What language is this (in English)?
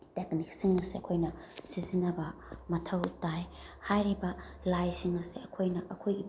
Manipuri